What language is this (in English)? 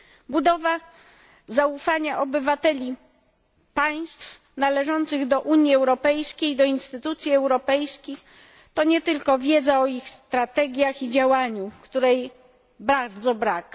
Polish